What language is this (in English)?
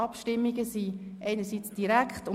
Swiss German